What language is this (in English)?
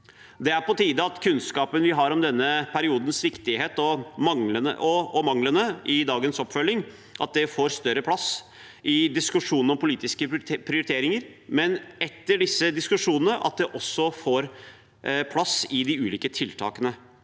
Norwegian